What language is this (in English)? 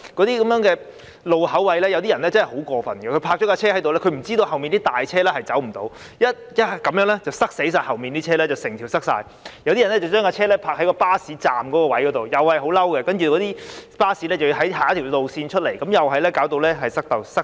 Cantonese